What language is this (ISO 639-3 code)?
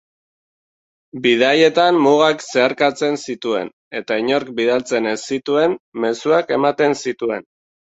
eus